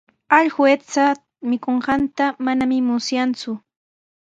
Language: Sihuas Ancash Quechua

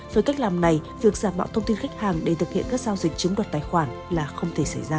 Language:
Vietnamese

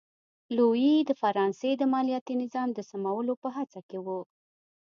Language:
Pashto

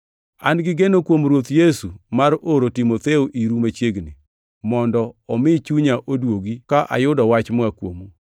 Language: Luo (Kenya and Tanzania)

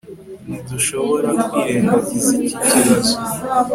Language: Kinyarwanda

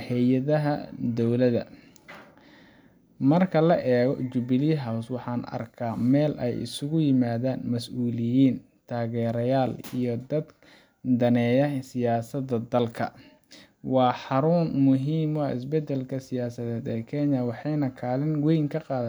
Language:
Somali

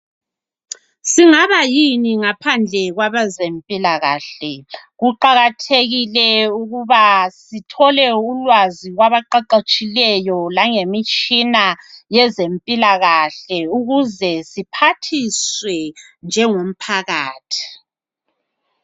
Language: North Ndebele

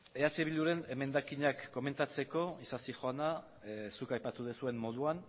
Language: Basque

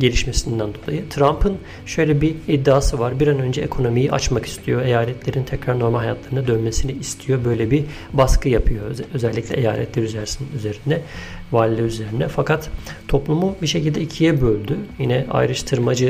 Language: Turkish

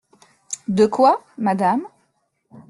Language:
French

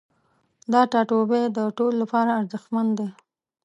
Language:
Pashto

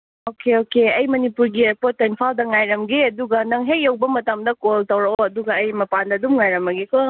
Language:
Manipuri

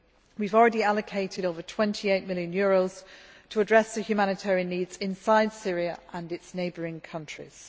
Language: English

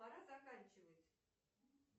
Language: Russian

